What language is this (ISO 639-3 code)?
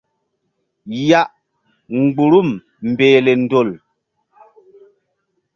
mdd